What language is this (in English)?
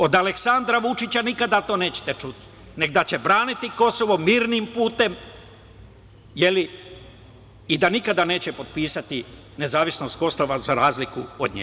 Serbian